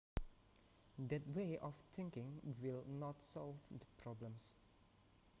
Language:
Javanese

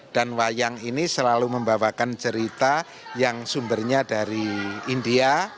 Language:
Indonesian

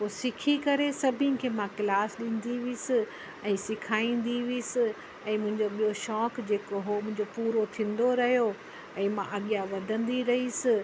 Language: Sindhi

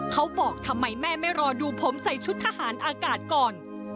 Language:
Thai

